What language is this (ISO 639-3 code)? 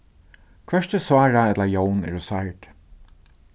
fao